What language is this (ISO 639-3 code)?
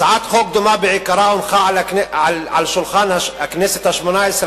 heb